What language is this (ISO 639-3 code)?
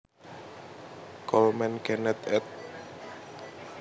jav